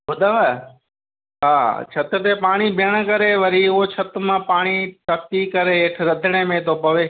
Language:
Sindhi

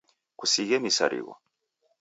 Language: Taita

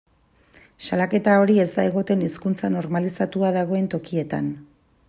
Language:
Basque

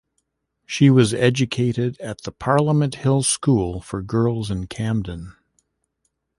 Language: English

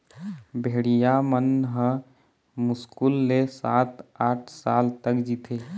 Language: Chhattisgarhi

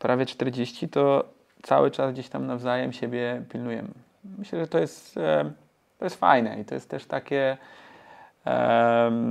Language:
Polish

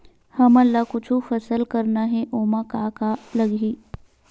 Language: Chhattisgarhi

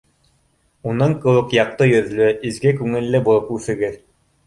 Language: Bashkir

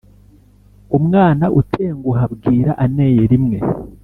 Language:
Kinyarwanda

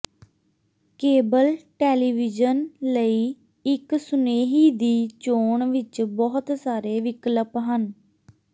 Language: Punjabi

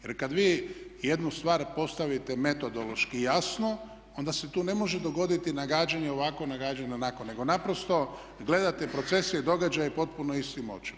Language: Croatian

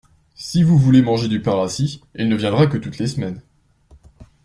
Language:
French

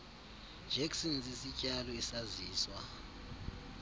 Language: Xhosa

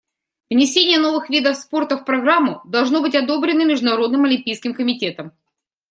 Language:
Russian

